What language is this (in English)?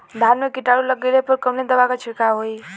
Bhojpuri